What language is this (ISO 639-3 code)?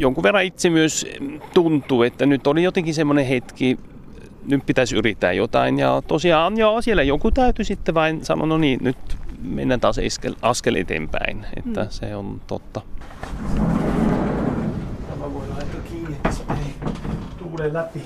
fin